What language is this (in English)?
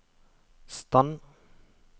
Norwegian